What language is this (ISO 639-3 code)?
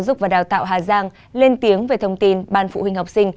vie